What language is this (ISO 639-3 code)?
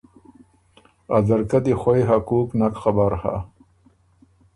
oru